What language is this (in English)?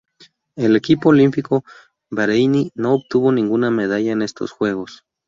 Spanish